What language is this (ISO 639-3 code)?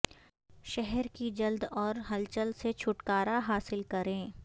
urd